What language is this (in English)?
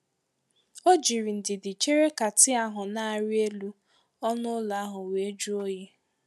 Igbo